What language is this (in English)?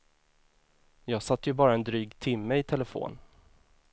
Swedish